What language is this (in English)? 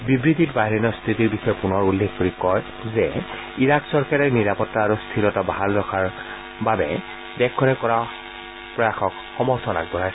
Assamese